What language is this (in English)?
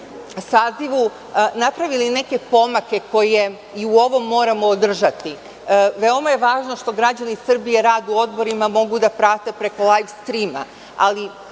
Serbian